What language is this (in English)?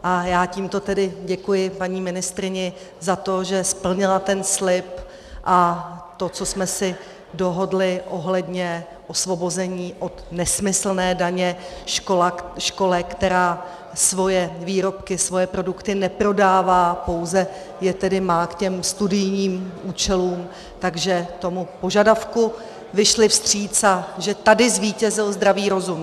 Czech